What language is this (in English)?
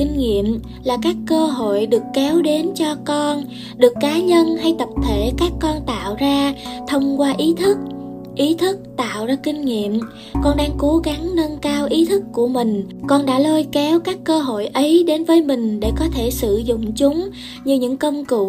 Vietnamese